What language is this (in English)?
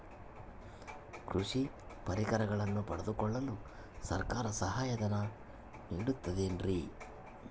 Kannada